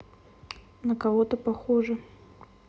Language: Russian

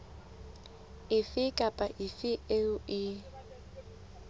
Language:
Southern Sotho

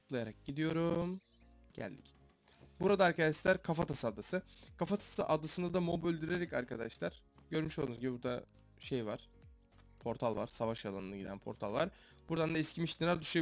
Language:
Turkish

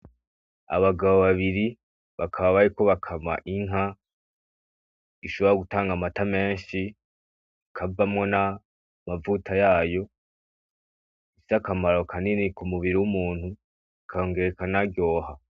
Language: Rundi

